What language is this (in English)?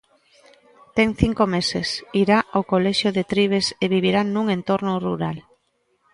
Galician